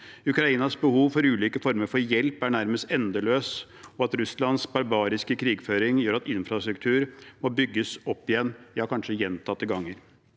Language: Norwegian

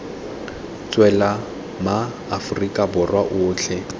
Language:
Tswana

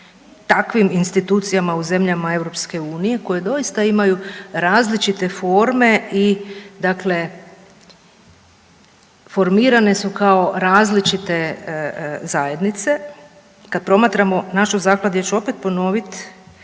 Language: Croatian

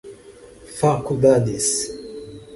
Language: Portuguese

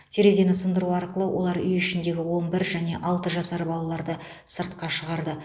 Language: Kazakh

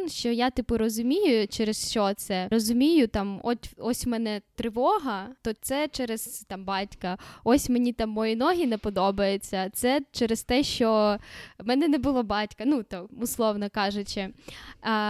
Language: Ukrainian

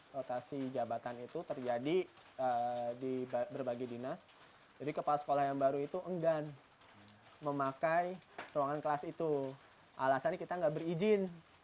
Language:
Indonesian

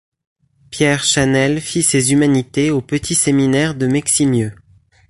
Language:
French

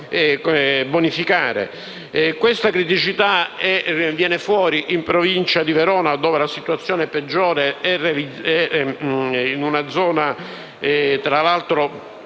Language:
Italian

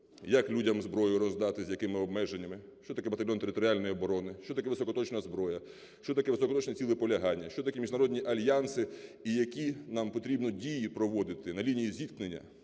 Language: Ukrainian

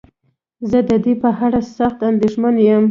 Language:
Pashto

